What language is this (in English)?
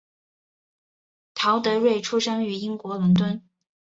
Chinese